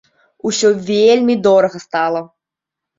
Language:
Belarusian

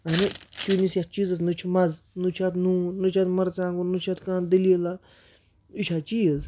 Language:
Kashmiri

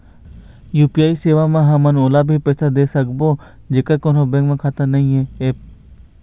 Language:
Chhattisgarhi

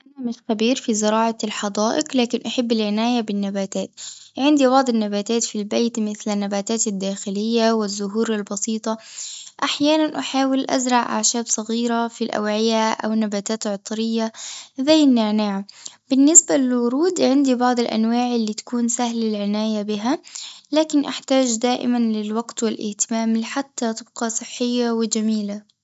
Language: Tunisian Arabic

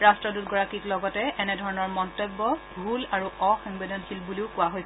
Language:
Assamese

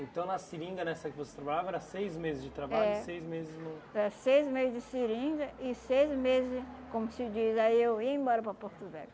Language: Portuguese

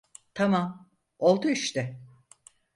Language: Turkish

